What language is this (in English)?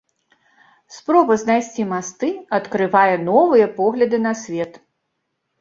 Belarusian